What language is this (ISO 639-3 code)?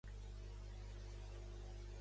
cat